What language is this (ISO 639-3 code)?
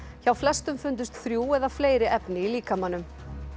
isl